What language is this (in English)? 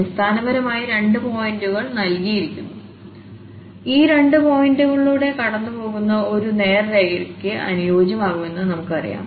Malayalam